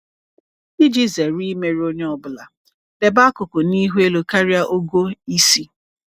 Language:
Igbo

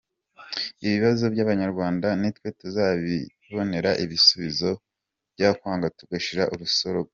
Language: Kinyarwanda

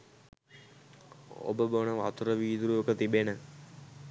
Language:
Sinhala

